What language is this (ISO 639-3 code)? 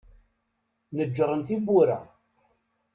kab